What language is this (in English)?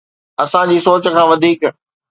Sindhi